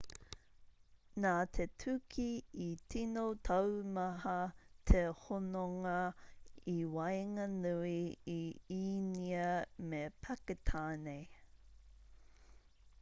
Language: Māori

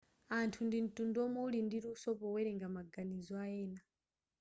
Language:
Nyanja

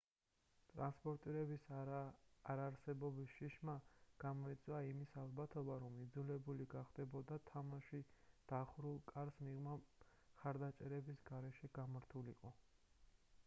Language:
Georgian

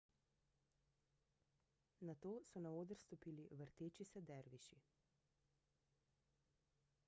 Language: Slovenian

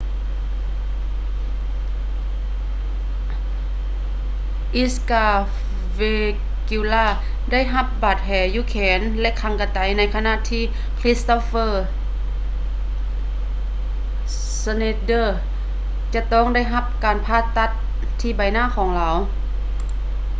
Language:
Lao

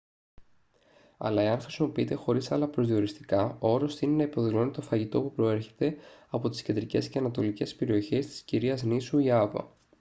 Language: Greek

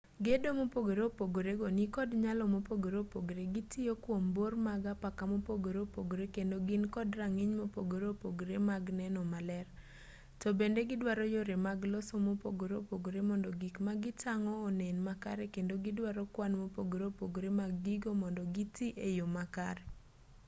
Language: Luo (Kenya and Tanzania)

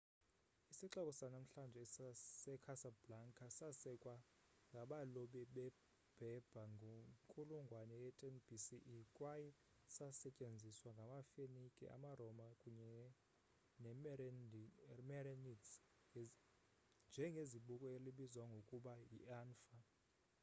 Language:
Xhosa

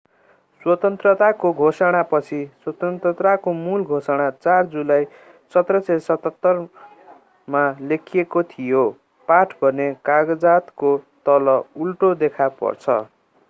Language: Nepali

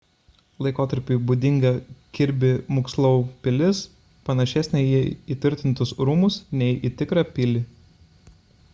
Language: Lithuanian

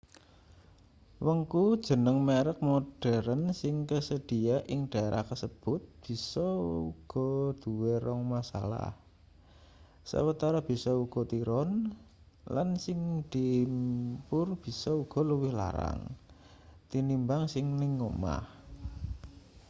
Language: Javanese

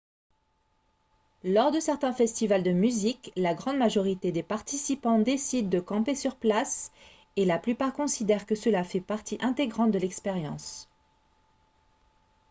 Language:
French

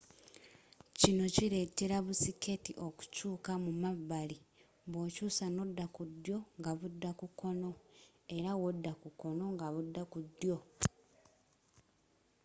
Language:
Ganda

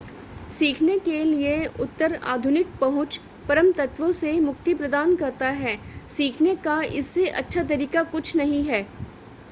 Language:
Hindi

